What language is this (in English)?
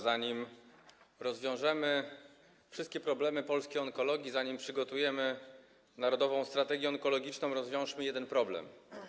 Polish